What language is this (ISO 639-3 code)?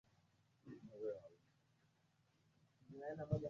swa